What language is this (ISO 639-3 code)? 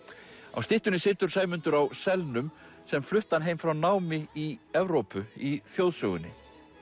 isl